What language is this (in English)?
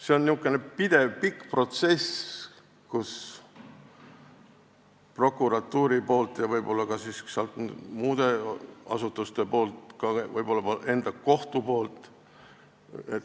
Estonian